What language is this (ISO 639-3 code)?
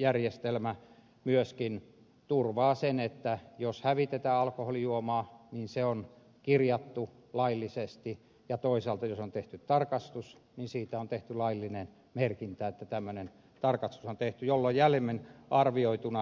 fin